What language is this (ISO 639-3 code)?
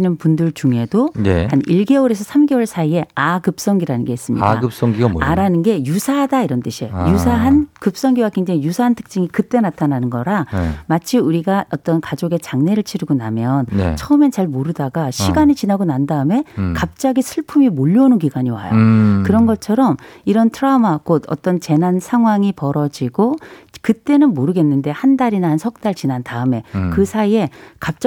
kor